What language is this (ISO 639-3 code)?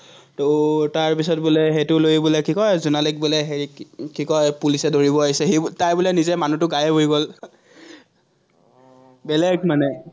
asm